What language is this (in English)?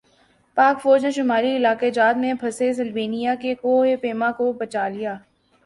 Urdu